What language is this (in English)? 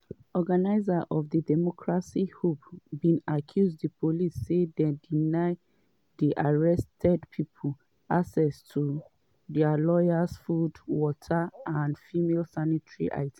Nigerian Pidgin